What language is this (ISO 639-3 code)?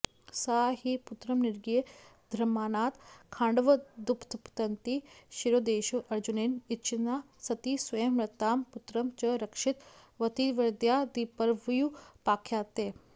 san